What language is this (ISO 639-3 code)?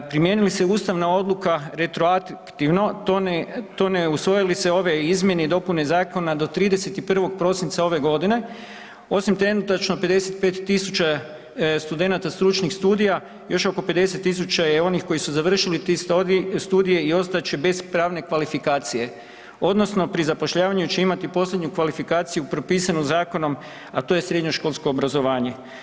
hrv